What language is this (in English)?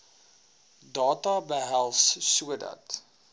Afrikaans